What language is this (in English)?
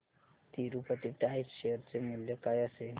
Marathi